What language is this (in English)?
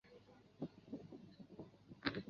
Chinese